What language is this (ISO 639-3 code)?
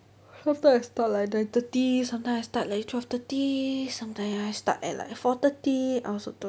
eng